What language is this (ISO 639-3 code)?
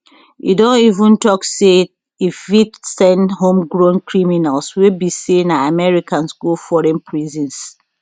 pcm